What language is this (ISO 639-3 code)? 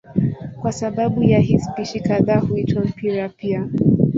swa